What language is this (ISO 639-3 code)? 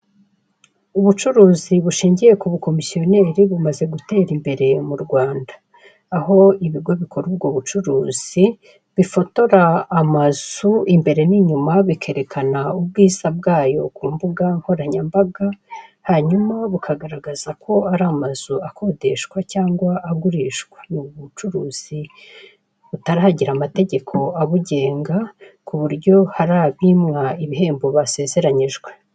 kin